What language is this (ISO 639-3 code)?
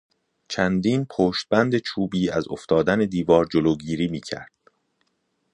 fas